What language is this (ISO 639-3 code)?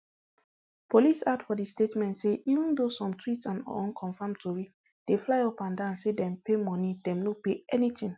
pcm